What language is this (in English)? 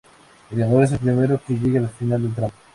Spanish